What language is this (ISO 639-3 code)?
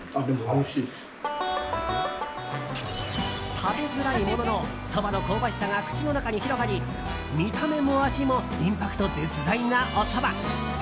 jpn